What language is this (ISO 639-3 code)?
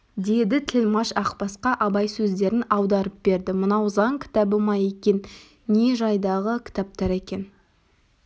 kaz